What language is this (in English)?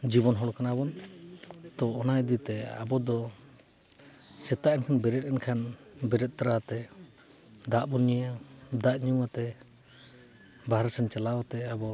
Santali